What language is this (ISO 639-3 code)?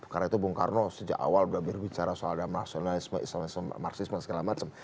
ind